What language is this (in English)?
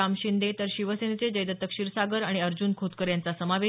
Marathi